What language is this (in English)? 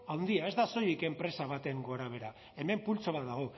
Basque